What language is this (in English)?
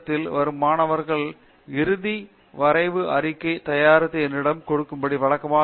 Tamil